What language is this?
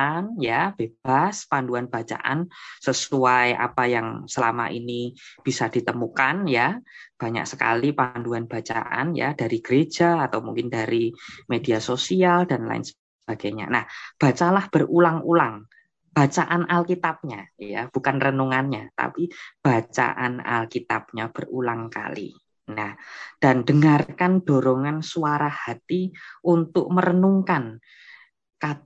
Indonesian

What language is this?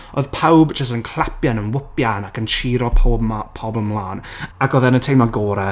Welsh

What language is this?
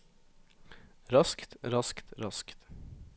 Norwegian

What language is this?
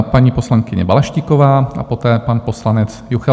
Czech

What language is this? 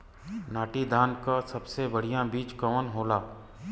Bhojpuri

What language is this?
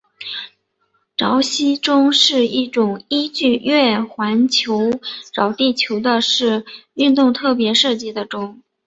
Chinese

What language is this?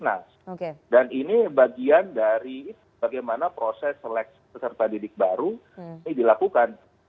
Indonesian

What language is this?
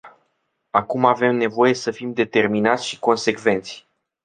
Romanian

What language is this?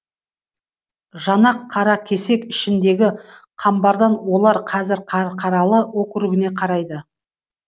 Kazakh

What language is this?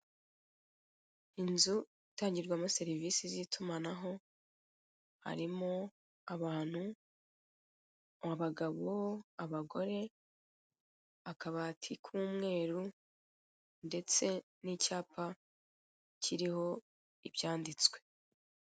Kinyarwanda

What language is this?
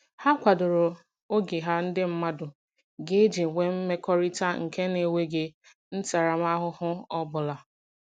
Igbo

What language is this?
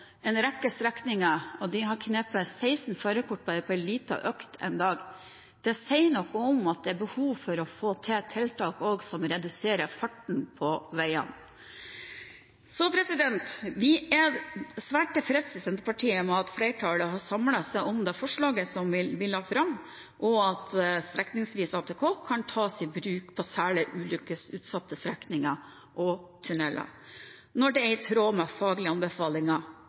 Norwegian Bokmål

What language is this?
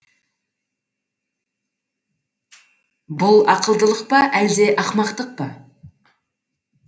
Kazakh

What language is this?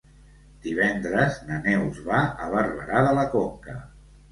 Catalan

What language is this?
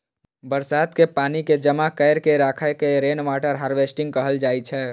Maithili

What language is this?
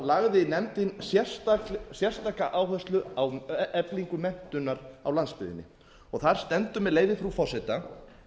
Icelandic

